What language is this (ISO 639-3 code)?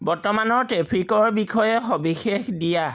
asm